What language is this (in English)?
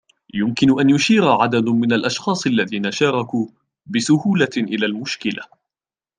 Arabic